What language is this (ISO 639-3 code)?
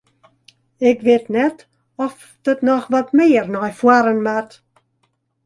fry